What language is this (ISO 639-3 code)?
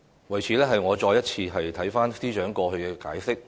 yue